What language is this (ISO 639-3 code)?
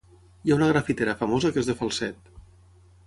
cat